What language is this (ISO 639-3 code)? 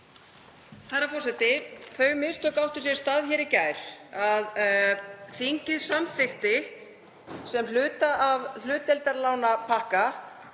isl